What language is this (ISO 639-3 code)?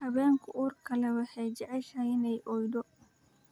som